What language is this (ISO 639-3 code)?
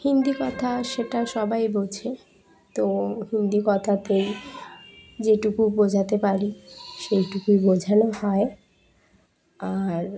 ben